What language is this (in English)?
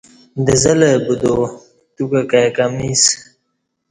Kati